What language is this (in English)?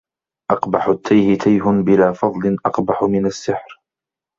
Arabic